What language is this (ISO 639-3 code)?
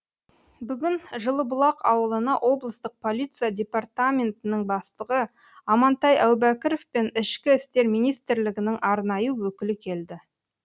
kaz